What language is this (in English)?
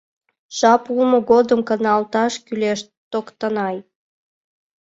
Mari